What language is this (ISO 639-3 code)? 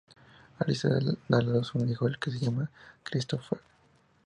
spa